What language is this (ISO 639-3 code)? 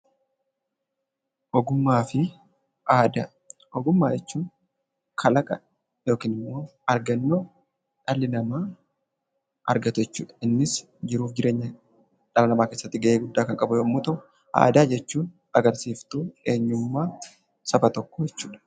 orm